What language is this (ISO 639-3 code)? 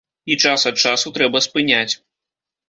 bel